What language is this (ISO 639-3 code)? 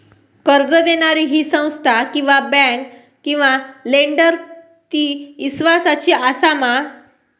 mar